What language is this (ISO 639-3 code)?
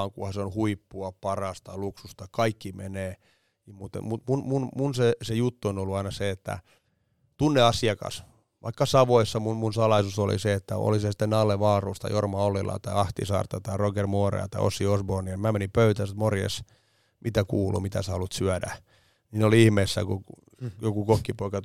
fin